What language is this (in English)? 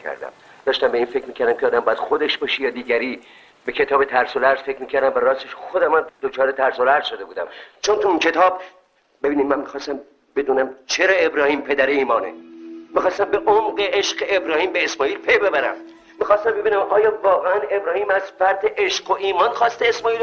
Persian